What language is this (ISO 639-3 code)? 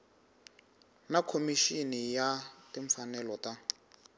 tso